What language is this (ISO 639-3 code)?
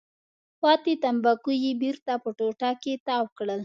pus